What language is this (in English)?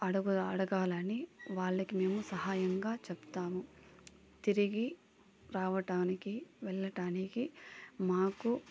Telugu